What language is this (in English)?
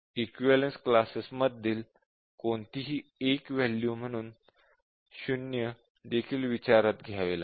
Marathi